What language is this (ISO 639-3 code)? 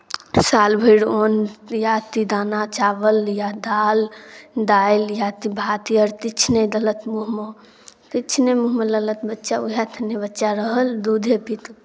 mai